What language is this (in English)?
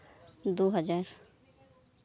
Santali